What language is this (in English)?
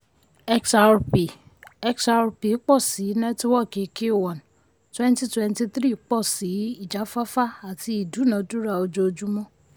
Yoruba